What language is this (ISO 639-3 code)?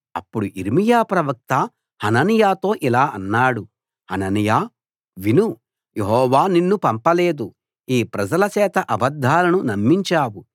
tel